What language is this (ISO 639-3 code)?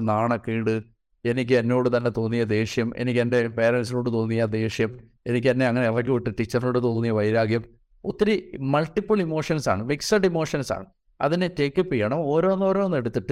mal